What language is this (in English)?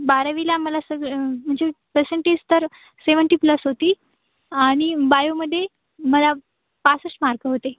Marathi